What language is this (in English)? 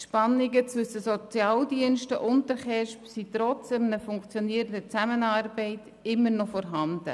Swiss German